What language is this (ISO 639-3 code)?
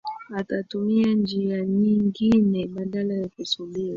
swa